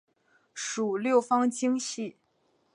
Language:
Chinese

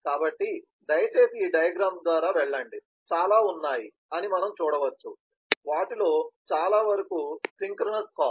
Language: Telugu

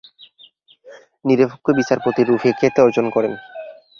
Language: Bangla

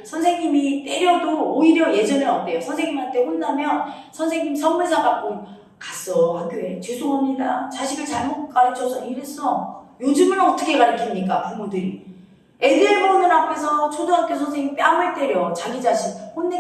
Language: Korean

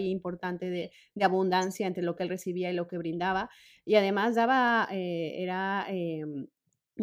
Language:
Spanish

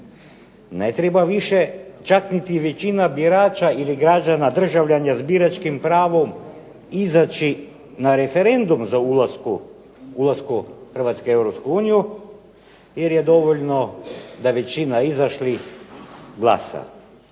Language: Croatian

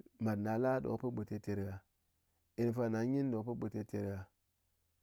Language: Ngas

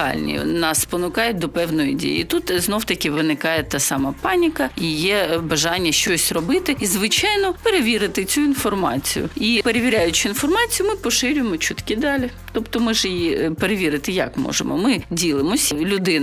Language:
Ukrainian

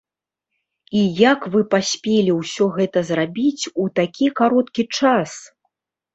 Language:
Belarusian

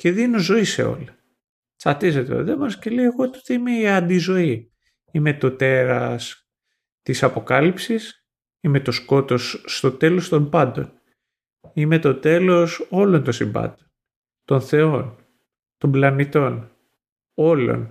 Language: Greek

